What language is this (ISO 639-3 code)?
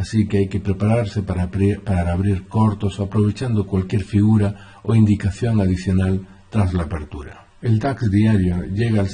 spa